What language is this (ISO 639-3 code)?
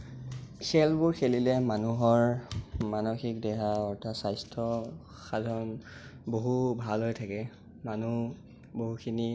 asm